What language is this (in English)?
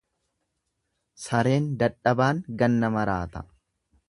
Oromo